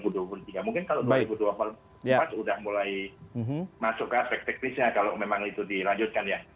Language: Indonesian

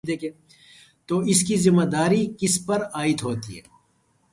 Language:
Urdu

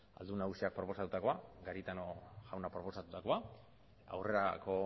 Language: Basque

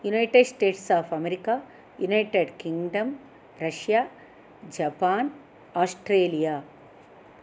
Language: Sanskrit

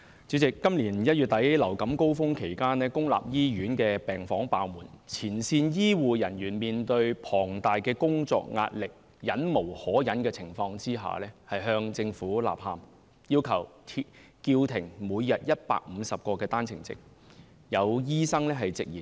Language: Cantonese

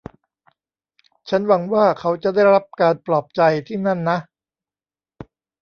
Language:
Thai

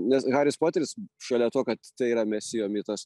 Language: Lithuanian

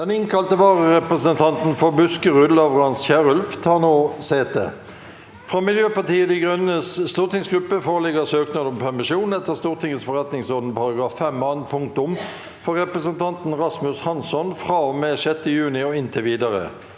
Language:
Norwegian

